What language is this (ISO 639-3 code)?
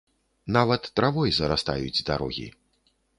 bel